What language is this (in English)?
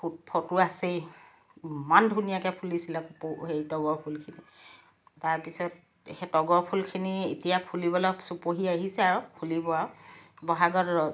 Assamese